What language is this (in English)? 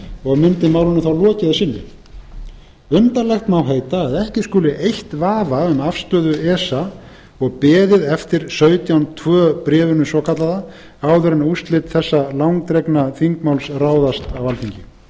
Icelandic